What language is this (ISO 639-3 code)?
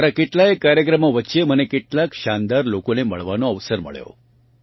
guj